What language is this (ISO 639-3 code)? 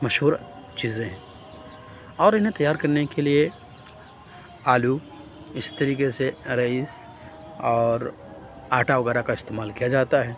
urd